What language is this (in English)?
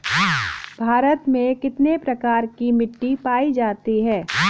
Hindi